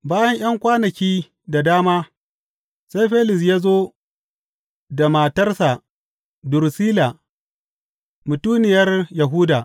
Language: Hausa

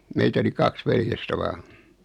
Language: Finnish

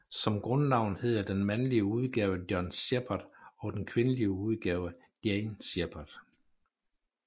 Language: Danish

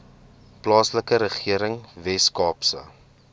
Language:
Afrikaans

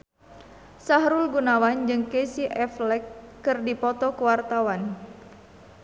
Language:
Sundanese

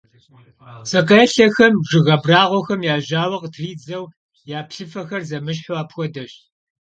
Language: Kabardian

